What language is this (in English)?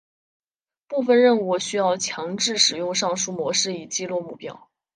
Chinese